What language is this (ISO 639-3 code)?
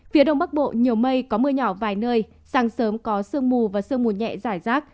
vie